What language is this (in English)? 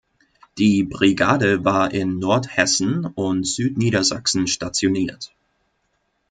German